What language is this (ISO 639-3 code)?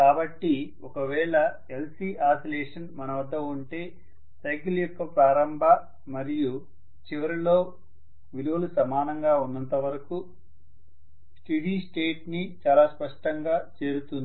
tel